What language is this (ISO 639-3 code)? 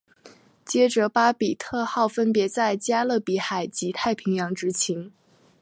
zho